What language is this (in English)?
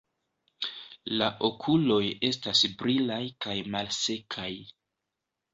Esperanto